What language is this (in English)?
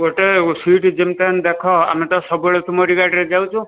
Odia